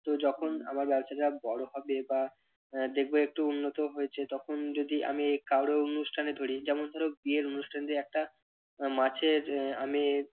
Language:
Bangla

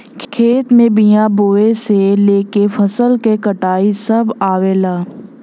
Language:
Bhojpuri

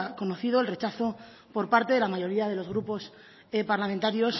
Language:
Spanish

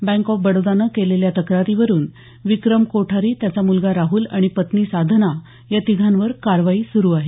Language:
Marathi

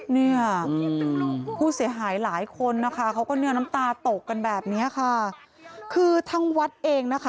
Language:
Thai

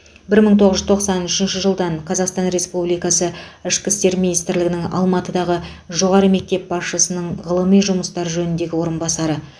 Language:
Kazakh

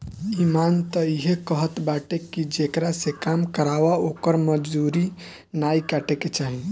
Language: Bhojpuri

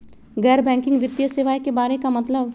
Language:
Magahi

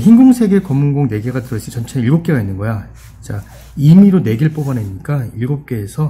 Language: Korean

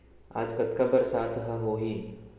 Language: Chhattisgarhi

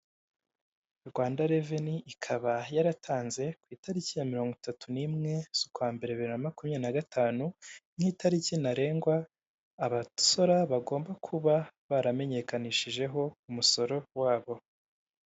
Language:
Kinyarwanda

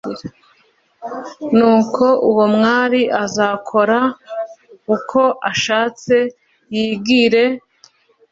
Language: Kinyarwanda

